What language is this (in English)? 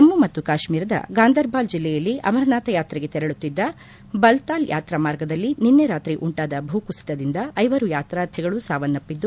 Kannada